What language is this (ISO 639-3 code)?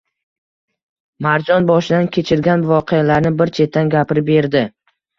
uzb